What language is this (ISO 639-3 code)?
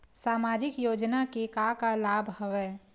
hne